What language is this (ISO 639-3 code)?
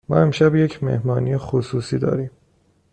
fas